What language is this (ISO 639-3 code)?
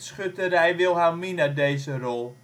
nld